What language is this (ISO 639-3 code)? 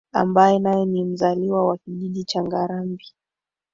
swa